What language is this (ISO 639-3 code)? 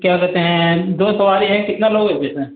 hin